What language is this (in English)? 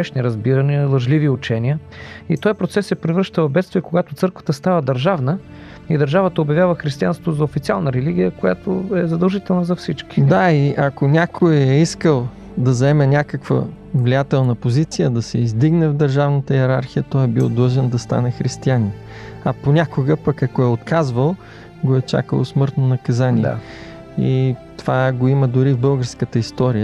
Bulgarian